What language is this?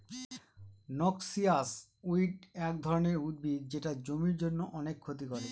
Bangla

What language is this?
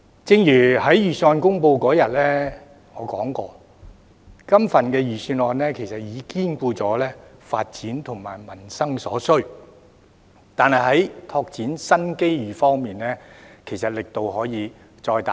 Cantonese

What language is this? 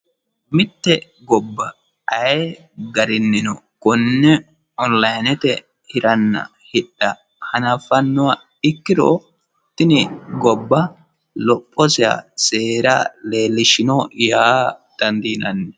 Sidamo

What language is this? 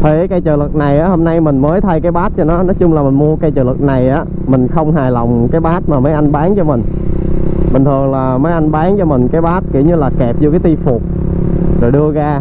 Vietnamese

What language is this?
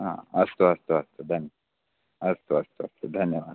Sanskrit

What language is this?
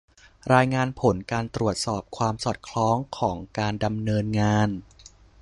Thai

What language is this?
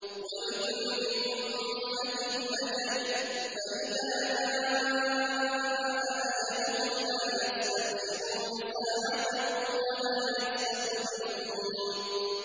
Arabic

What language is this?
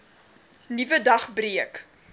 Afrikaans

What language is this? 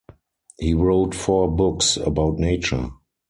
English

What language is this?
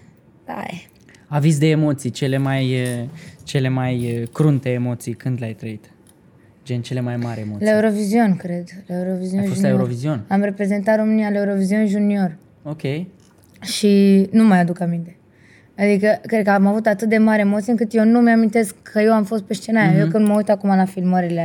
Romanian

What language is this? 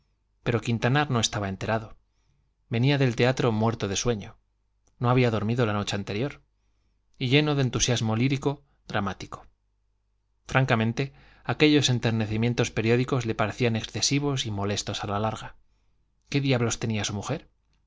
Spanish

